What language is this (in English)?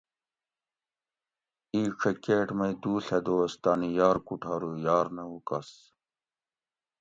Gawri